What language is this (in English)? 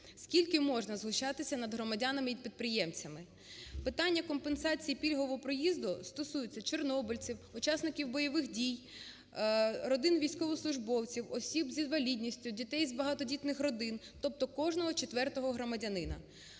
Ukrainian